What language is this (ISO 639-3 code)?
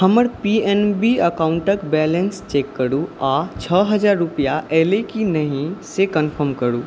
mai